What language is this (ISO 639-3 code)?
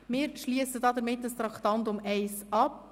gsw